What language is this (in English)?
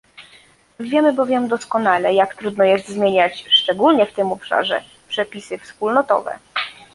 Polish